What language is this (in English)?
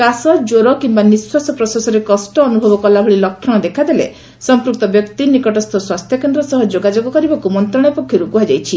Odia